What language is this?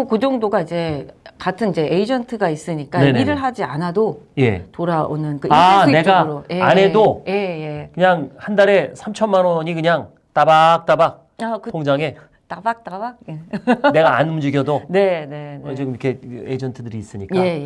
Korean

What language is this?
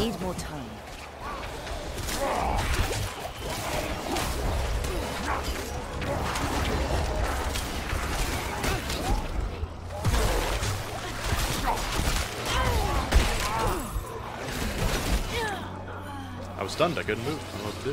English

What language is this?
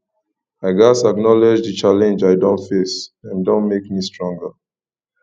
Nigerian Pidgin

